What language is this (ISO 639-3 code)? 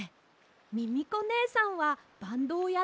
jpn